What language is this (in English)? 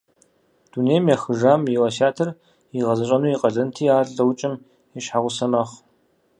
Kabardian